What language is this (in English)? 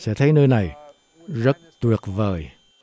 Vietnamese